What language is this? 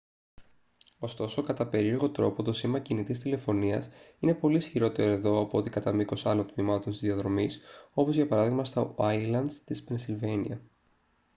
Greek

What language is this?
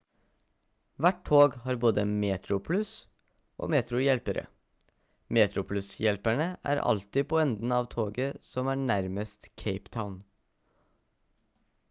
Norwegian Bokmål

